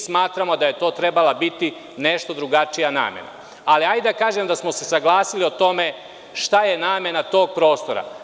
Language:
Serbian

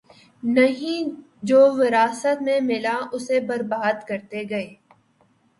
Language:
Urdu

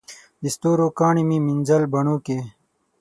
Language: Pashto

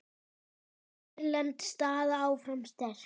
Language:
Icelandic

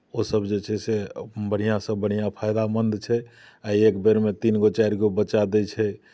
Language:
Maithili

